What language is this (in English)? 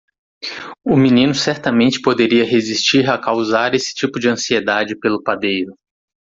Portuguese